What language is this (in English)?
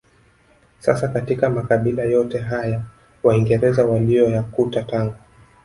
Swahili